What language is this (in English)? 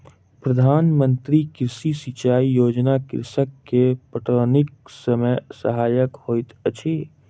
Maithili